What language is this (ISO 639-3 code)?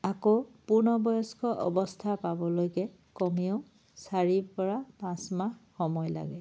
asm